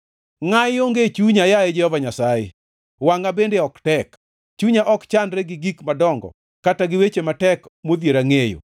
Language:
Luo (Kenya and Tanzania)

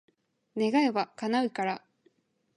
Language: Japanese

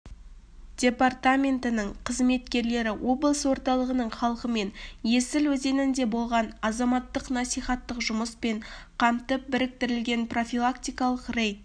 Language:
Kazakh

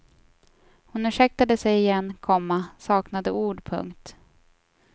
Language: Swedish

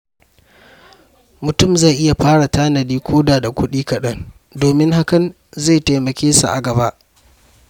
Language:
Hausa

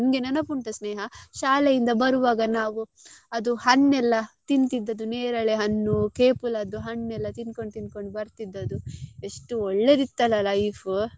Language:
Kannada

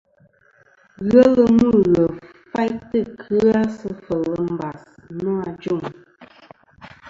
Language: Kom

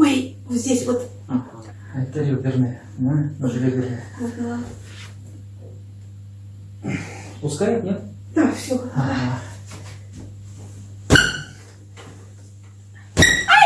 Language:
Russian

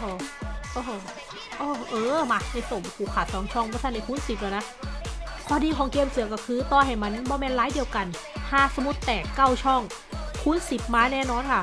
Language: Thai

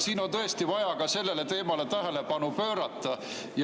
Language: Estonian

